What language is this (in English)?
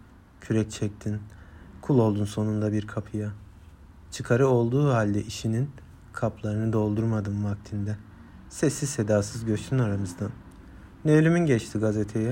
Turkish